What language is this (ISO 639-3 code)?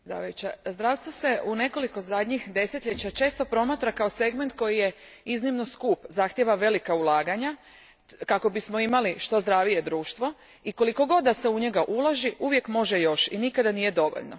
hrv